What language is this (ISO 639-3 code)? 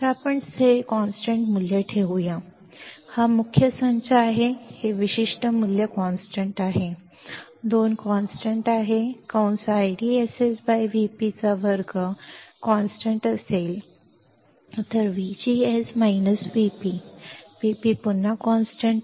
mar